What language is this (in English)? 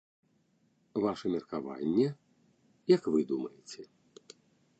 Belarusian